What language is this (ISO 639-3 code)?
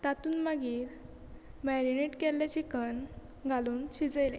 kok